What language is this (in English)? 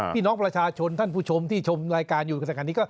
Thai